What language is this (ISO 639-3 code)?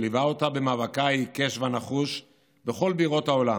heb